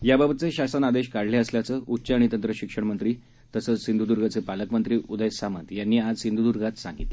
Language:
Marathi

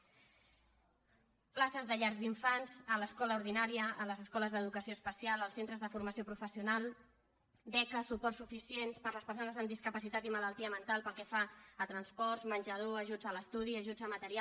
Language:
Catalan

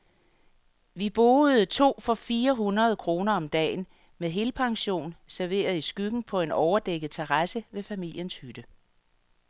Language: Danish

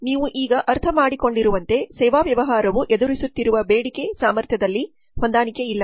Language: Kannada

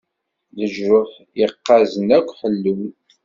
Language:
Kabyle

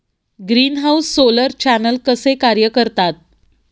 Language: Marathi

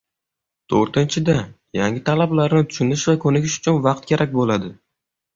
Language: Uzbek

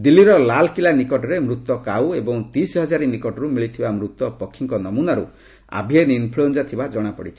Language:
Odia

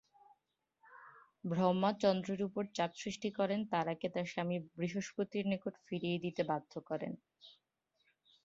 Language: Bangla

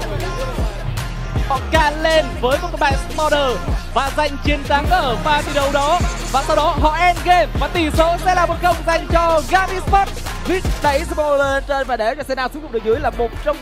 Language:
Vietnamese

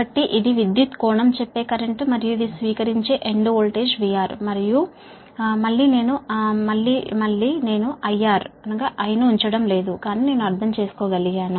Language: Telugu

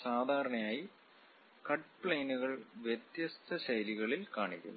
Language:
Malayalam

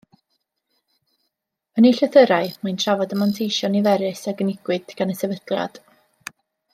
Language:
Welsh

